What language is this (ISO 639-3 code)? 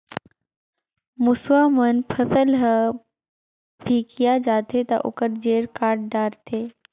hne